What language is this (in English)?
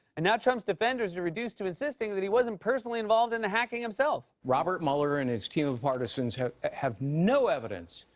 English